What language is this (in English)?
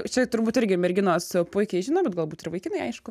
Lithuanian